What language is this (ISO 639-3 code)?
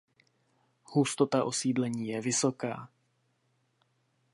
ces